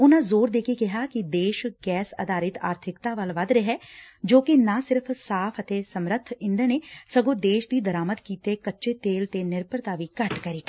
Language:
Punjabi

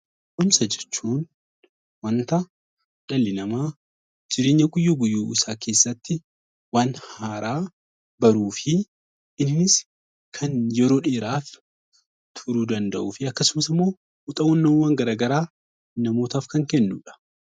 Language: Oromo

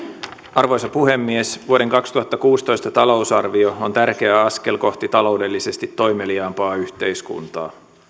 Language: Finnish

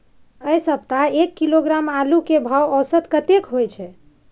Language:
Maithili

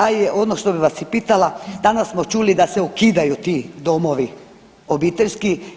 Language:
Croatian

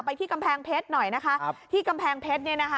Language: Thai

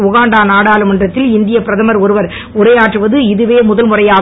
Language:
Tamil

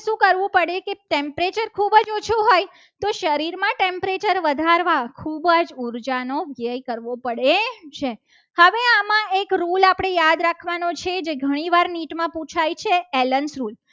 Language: Gujarati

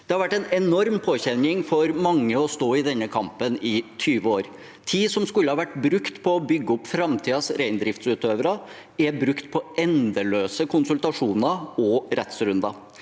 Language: Norwegian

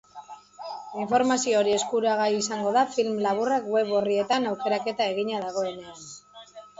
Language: Basque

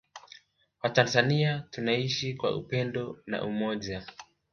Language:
Swahili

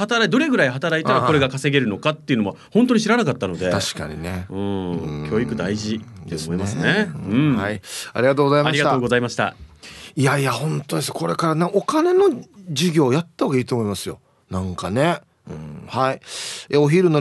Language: Japanese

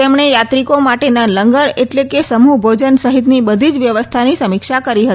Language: Gujarati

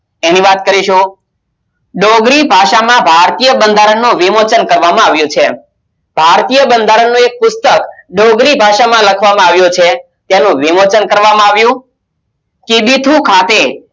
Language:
Gujarati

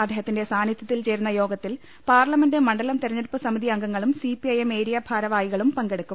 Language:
Malayalam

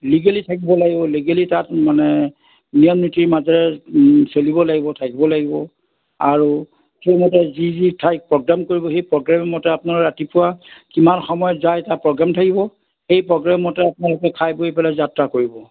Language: Assamese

